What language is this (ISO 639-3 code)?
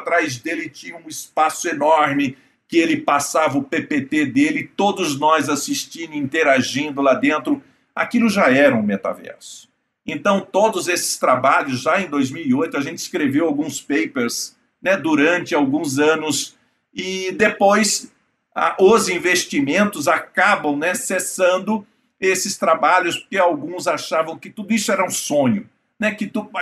por